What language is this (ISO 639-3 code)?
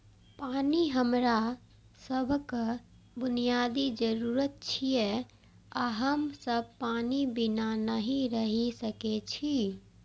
mai